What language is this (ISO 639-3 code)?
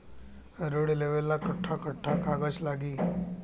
bho